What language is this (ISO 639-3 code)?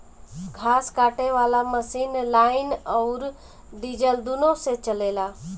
bho